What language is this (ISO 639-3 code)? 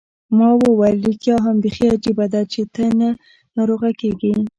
pus